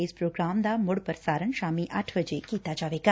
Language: Punjabi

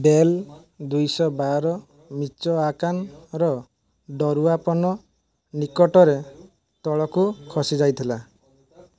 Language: Odia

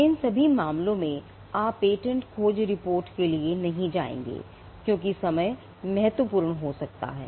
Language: Hindi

